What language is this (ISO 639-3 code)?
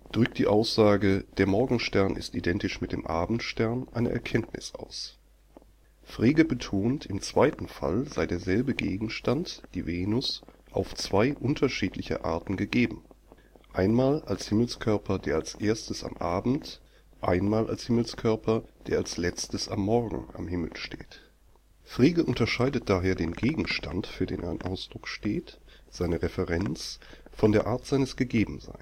deu